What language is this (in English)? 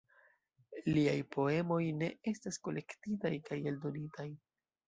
Esperanto